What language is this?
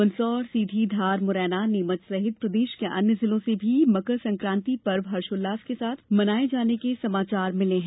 Hindi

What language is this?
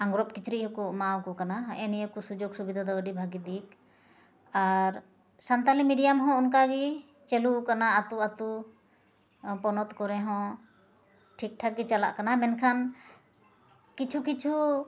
Santali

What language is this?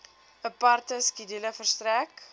Afrikaans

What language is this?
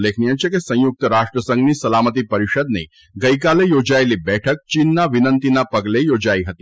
Gujarati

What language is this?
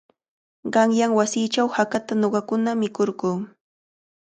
Cajatambo North Lima Quechua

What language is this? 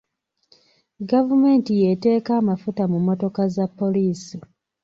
Ganda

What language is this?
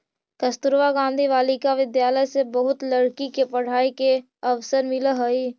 Magahi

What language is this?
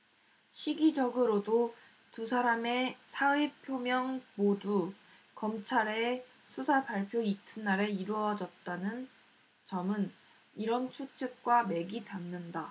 Korean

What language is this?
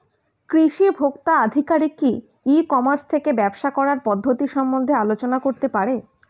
Bangla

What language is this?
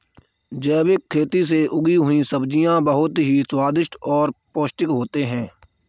Hindi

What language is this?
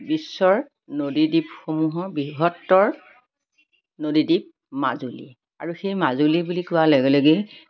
Assamese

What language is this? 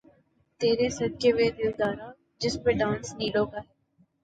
Urdu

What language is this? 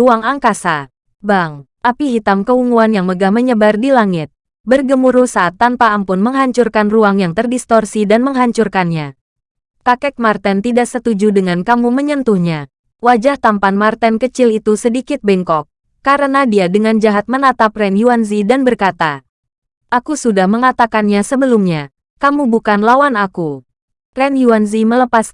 Indonesian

